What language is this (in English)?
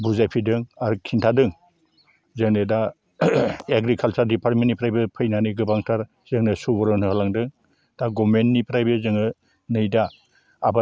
Bodo